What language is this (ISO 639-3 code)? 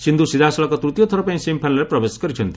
ori